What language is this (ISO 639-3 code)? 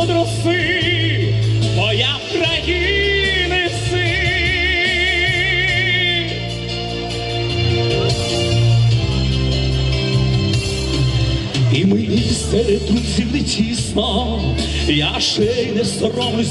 ron